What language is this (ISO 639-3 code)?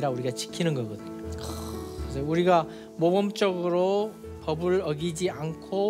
kor